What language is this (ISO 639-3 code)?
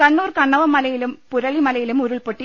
mal